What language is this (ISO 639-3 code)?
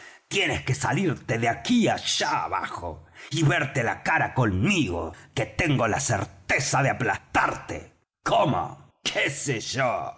spa